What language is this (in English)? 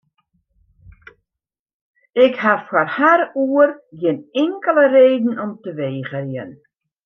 Western Frisian